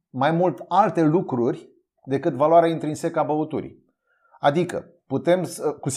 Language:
Romanian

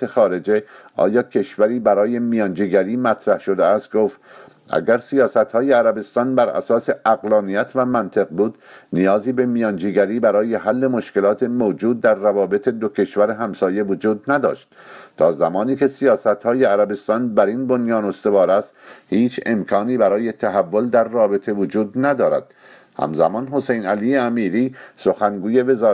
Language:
Persian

